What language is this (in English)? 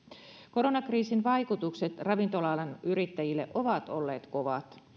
Finnish